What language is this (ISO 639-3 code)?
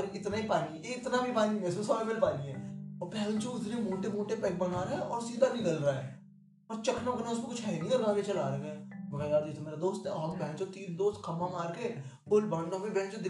hin